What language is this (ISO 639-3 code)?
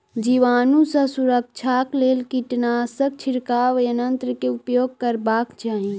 mai